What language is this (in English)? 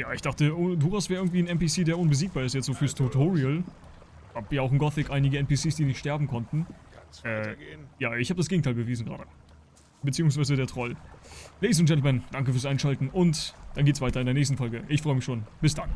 German